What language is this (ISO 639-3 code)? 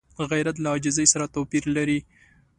pus